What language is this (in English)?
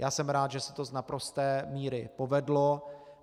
Czech